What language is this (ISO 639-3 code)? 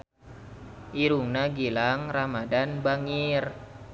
sun